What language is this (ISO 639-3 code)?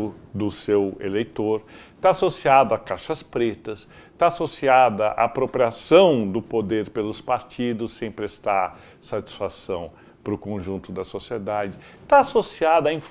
por